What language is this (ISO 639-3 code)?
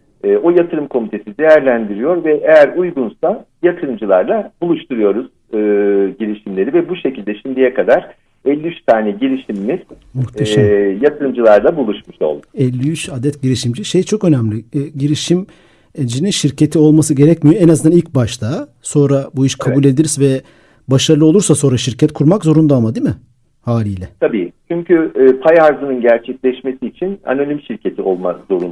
tur